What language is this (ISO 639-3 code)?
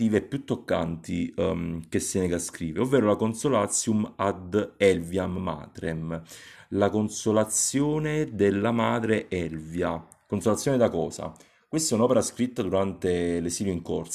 ita